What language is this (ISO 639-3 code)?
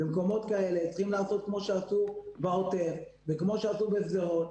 heb